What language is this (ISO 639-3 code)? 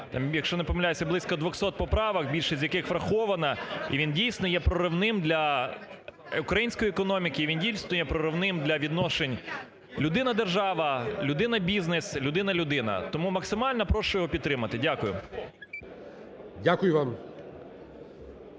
ukr